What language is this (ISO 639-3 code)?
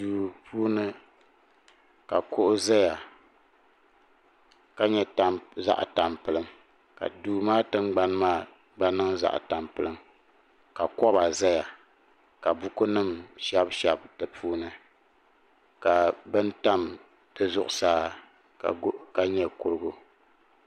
dag